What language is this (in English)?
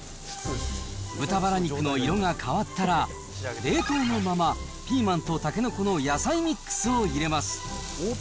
Japanese